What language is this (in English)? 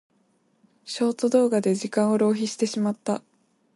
Japanese